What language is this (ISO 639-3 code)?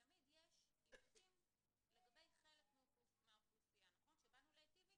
heb